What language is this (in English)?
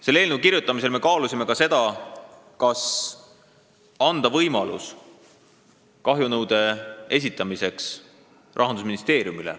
Estonian